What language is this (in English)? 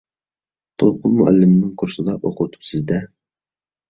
Uyghur